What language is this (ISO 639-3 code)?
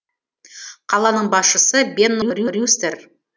kaz